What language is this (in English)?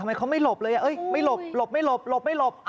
Thai